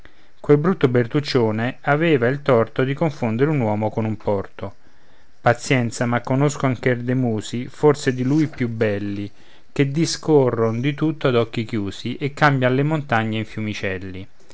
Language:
Italian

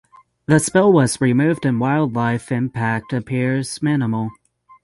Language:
English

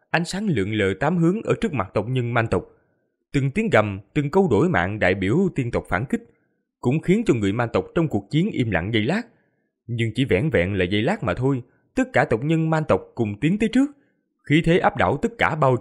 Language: Vietnamese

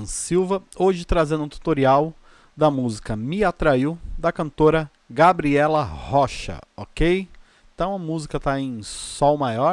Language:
Portuguese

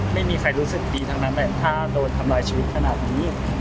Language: Thai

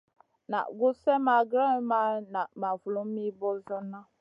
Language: Masana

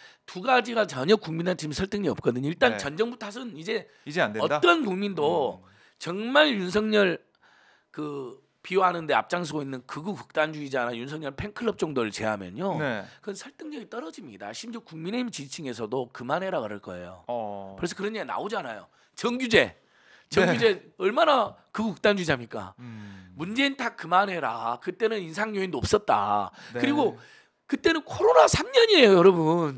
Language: Korean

